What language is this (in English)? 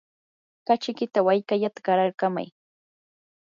Yanahuanca Pasco Quechua